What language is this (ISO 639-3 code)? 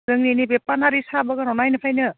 brx